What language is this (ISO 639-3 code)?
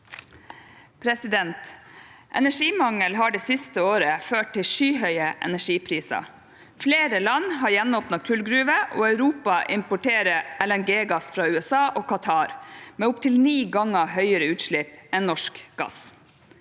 nor